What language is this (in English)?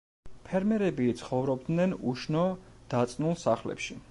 Georgian